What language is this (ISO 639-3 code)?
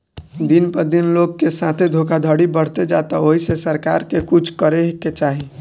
bho